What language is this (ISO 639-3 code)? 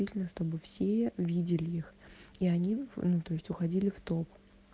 rus